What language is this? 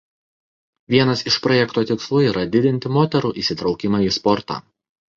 Lithuanian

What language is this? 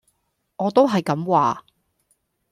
Cantonese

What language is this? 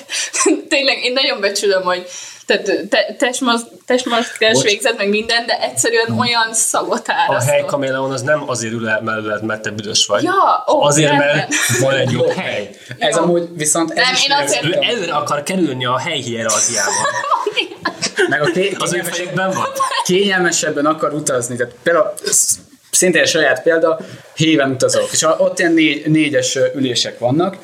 Hungarian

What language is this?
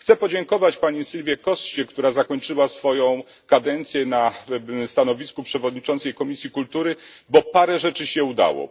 Polish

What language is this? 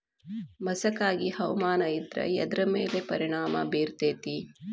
Kannada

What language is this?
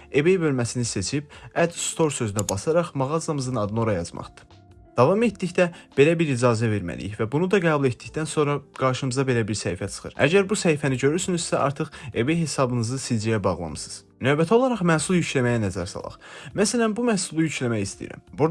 Turkish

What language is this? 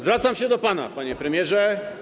Polish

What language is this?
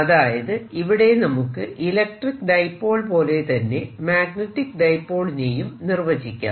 Malayalam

